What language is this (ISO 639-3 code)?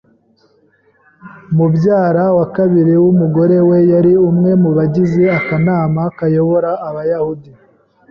kin